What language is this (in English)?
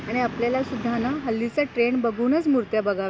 Marathi